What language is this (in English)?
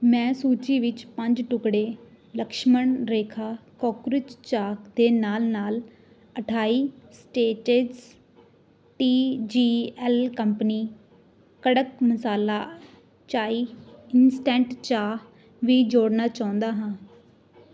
Punjabi